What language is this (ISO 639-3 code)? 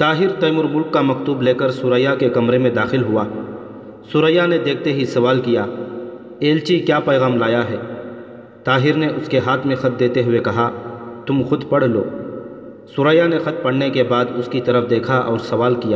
urd